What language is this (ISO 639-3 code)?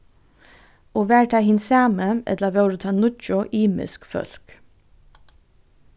fao